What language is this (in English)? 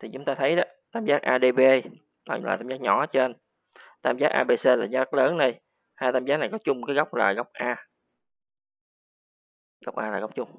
Vietnamese